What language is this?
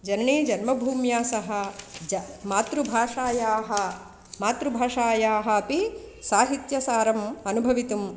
Sanskrit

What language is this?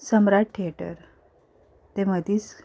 Konkani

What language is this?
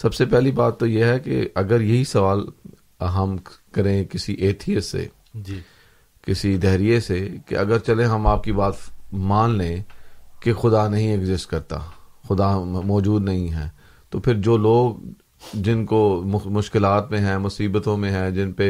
Urdu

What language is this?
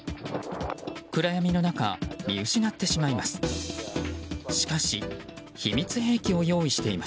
Japanese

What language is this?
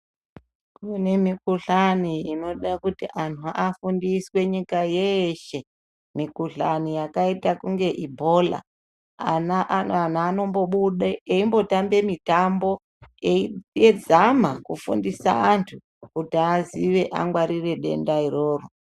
Ndau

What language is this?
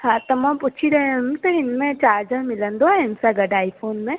Sindhi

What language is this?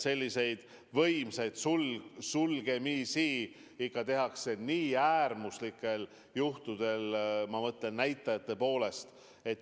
Estonian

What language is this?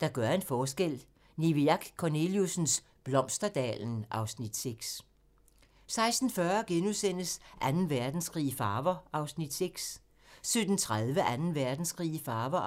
Danish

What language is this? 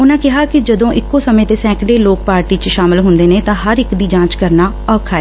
Punjabi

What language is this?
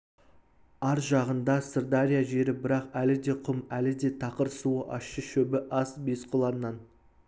Kazakh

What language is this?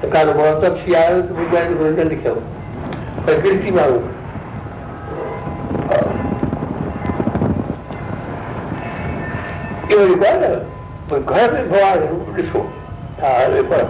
Hindi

